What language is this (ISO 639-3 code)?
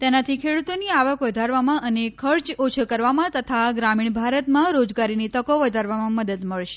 guj